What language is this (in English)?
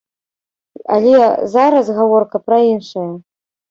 Belarusian